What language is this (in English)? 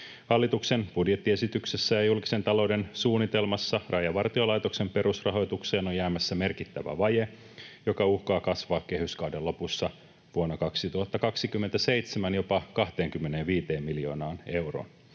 Finnish